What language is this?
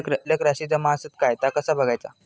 Marathi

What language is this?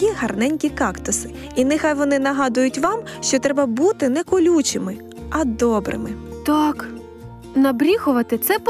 Ukrainian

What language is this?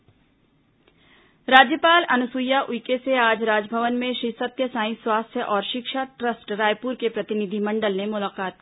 Hindi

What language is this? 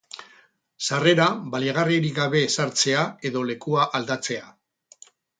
Basque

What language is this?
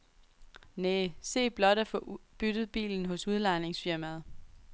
Danish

